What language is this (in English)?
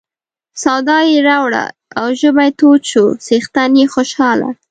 Pashto